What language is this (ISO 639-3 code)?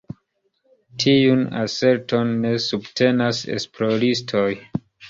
epo